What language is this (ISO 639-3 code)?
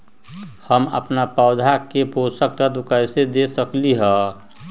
mag